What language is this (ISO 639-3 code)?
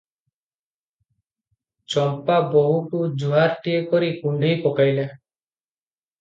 ori